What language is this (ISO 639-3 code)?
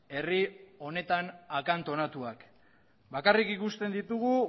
eus